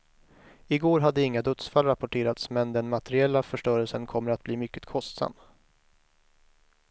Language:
Swedish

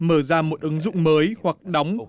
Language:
Vietnamese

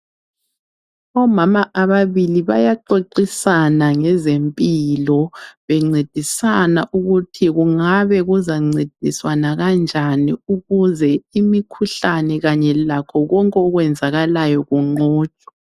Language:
North Ndebele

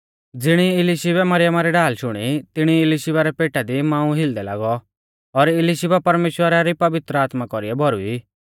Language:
Mahasu Pahari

